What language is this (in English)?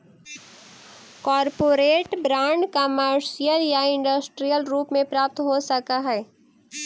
Magahi